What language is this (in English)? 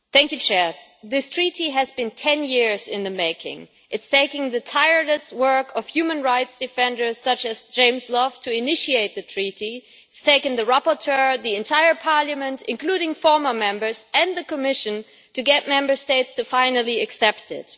English